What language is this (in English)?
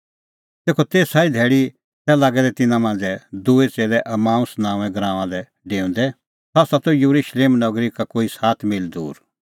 Kullu Pahari